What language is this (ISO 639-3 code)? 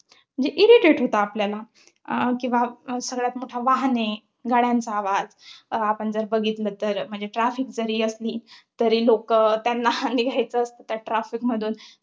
mar